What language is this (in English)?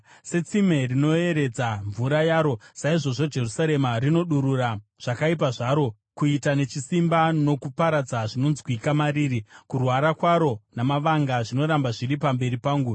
Shona